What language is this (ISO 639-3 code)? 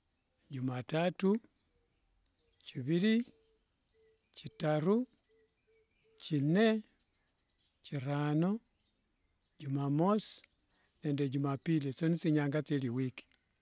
lwg